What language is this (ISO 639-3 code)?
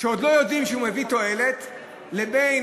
heb